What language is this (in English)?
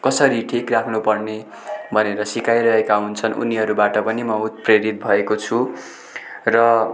Nepali